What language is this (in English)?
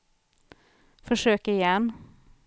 Swedish